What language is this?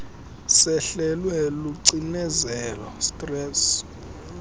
Xhosa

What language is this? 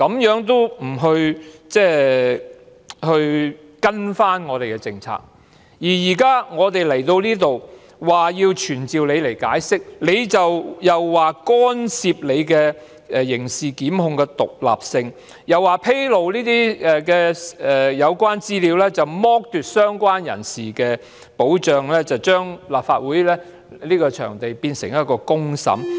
Cantonese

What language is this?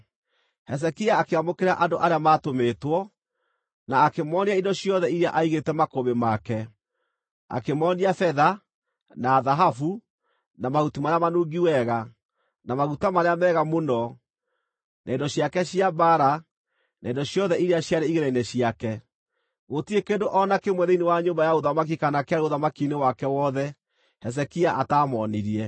Kikuyu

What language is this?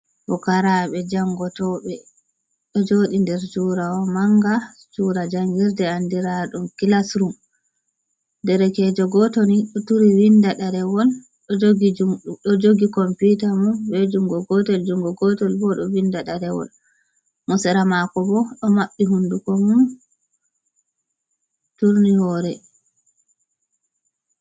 Fula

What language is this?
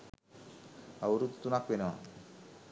Sinhala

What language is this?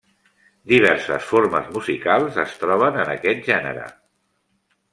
Catalan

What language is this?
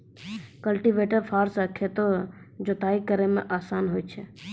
Maithili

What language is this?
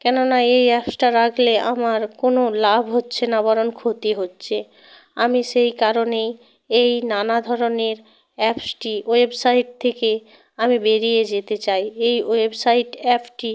Bangla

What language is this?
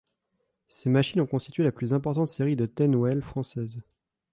French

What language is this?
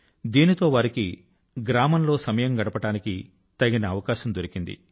Telugu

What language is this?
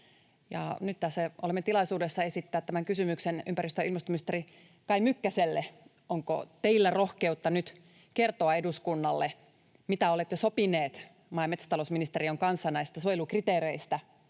Finnish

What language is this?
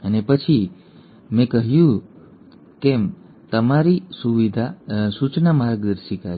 Gujarati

